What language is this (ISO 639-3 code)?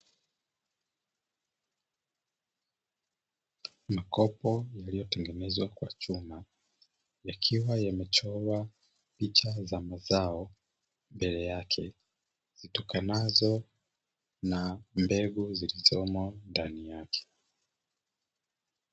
swa